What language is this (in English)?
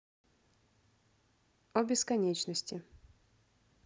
Russian